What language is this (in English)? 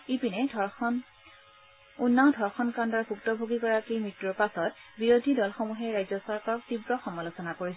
Assamese